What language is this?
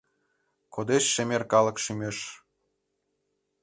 Mari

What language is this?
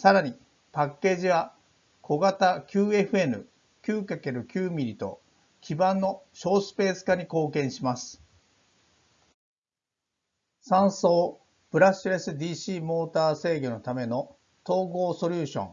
Japanese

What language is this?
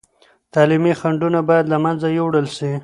Pashto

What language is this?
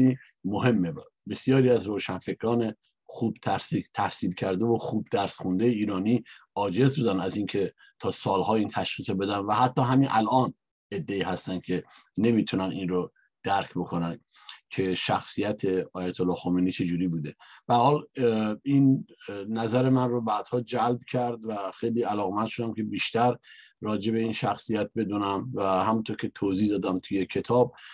Persian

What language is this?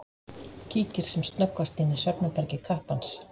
Icelandic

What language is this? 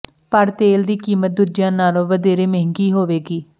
Punjabi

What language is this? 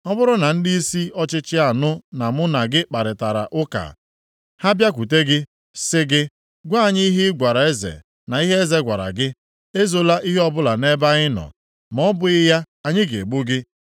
Igbo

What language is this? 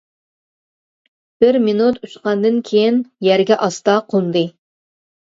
Uyghur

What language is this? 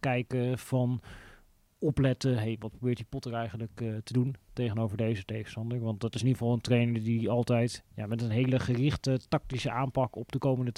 Dutch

